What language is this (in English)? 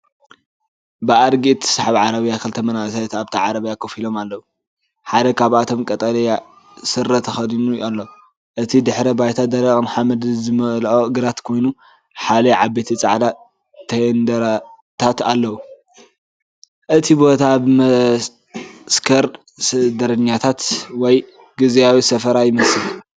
Tigrinya